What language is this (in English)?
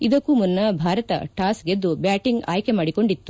Kannada